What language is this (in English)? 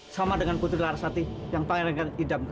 Indonesian